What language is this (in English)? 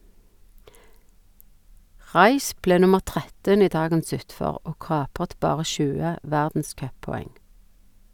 Norwegian